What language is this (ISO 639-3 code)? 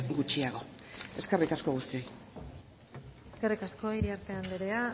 eus